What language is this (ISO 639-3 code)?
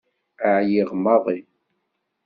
kab